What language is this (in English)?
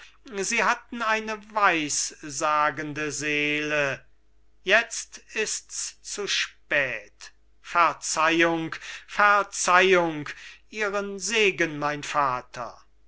German